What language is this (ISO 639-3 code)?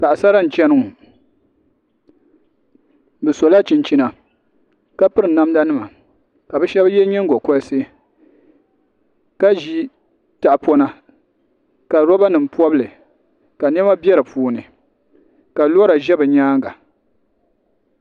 dag